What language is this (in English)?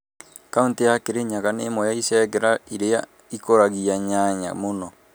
Kikuyu